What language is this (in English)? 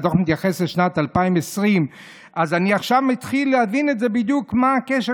Hebrew